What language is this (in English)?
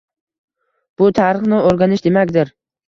Uzbek